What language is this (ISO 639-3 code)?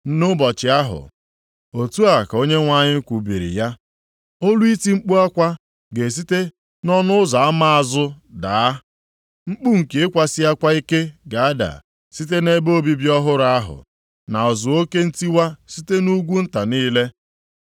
ibo